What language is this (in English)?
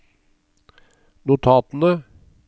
Norwegian